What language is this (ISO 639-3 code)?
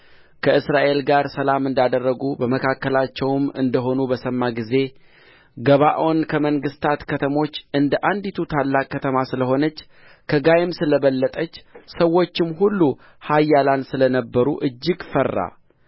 amh